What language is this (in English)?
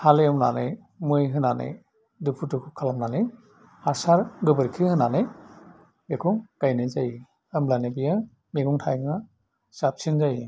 Bodo